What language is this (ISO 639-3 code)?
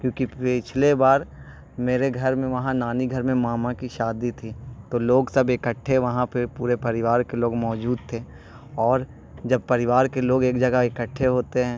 urd